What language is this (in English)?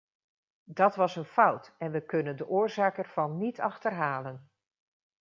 Dutch